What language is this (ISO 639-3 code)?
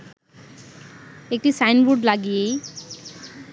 ben